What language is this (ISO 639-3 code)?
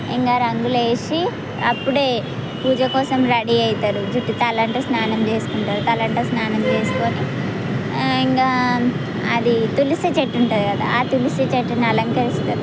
tel